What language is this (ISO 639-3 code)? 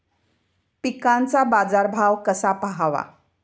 mar